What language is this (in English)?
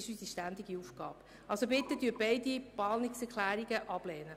Swiss German